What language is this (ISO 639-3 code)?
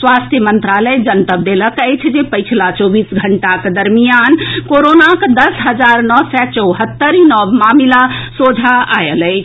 mai